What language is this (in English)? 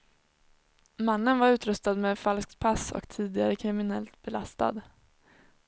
Swedish